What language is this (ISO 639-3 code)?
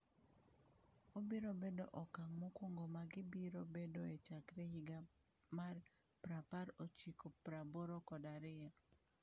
luo